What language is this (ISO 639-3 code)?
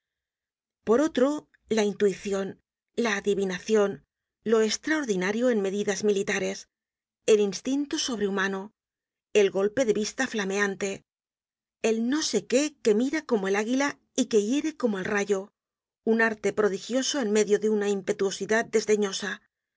spa